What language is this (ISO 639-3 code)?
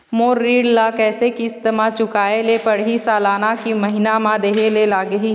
hne